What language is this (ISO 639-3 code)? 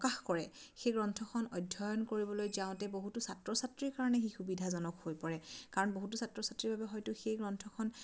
asm